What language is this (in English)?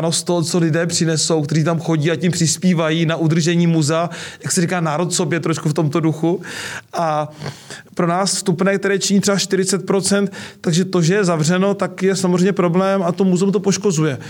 Czech